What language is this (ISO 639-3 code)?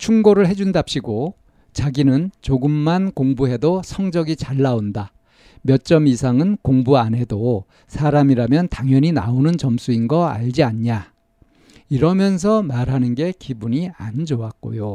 kor